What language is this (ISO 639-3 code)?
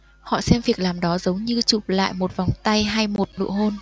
vie